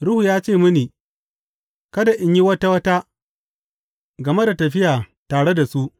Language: Hausa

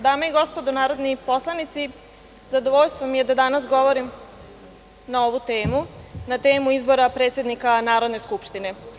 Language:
Serbian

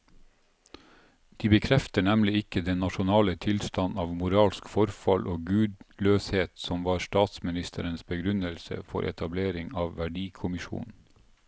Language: Norwegian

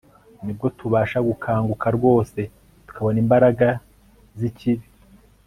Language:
Kinyarwanda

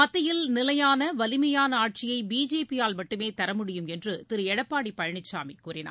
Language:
Tamil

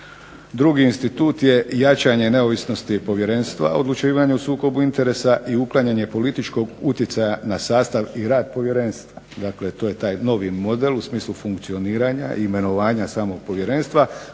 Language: Croatian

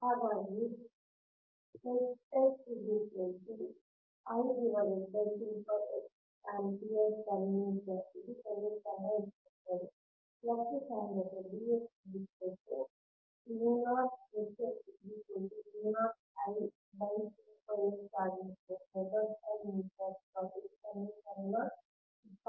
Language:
Kannada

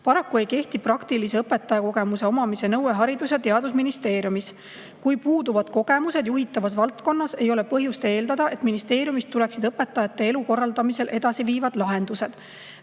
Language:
Estonian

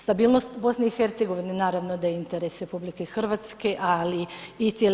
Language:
Croatian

